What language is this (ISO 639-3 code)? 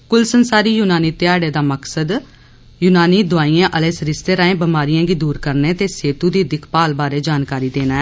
doi